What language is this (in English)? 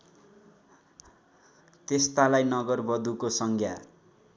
Nepali